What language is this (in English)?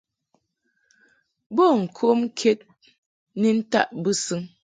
Mungaka